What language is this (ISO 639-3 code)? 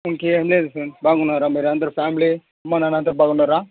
tel